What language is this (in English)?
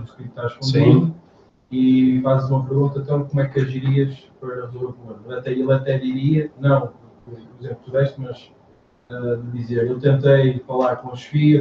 Portuguese